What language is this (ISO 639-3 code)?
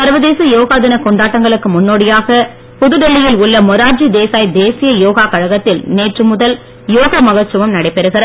tam